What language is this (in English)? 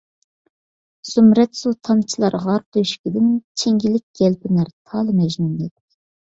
Uyghur